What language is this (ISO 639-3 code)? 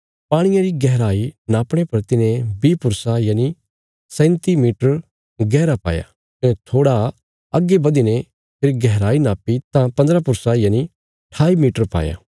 kfs